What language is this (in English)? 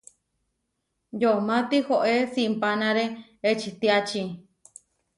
Huarijio